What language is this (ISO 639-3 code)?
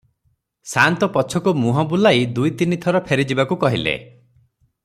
ori